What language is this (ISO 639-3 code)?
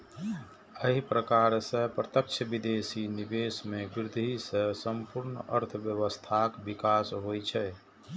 mai